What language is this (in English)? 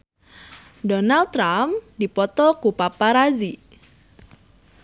Sundanese